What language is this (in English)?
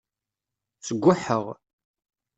Kabyle